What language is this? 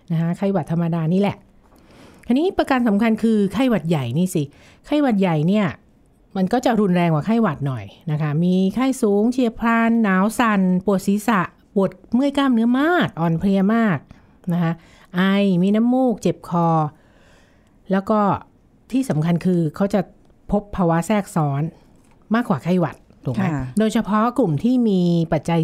Thai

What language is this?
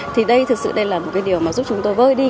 Vietnamese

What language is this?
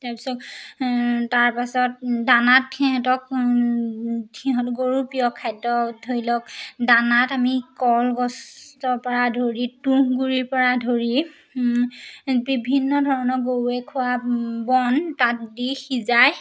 Assamese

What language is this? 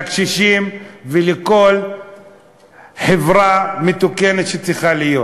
Hebrew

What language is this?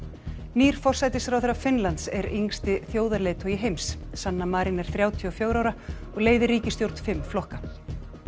Icelandic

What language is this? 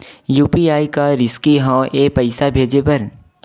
Chhattisgarhi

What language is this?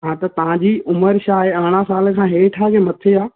Sindhi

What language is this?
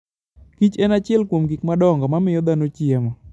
Luo (Kenya and Tanzania)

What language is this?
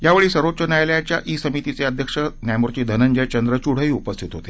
Marathi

